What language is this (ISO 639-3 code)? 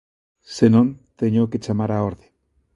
glg